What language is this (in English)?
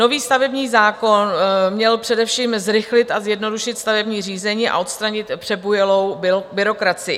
Czech